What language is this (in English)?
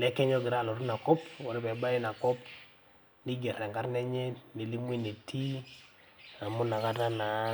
Masai